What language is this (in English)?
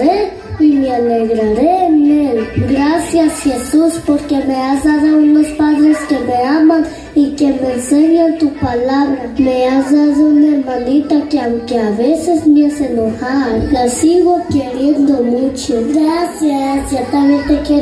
Spanish